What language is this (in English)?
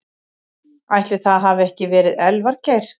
Icelandic